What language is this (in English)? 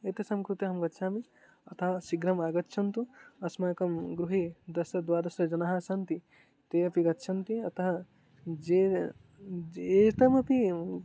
Sanskrit